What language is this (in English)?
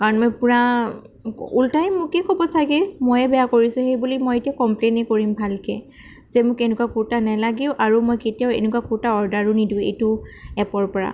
Assamese